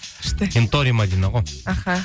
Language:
Kazakh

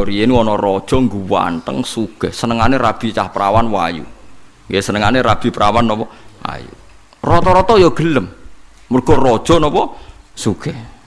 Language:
Indonesian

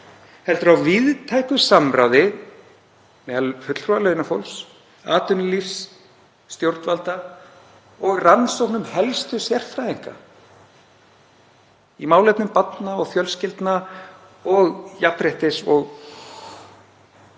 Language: Icelandic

